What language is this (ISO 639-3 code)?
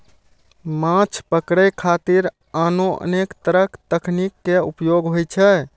mai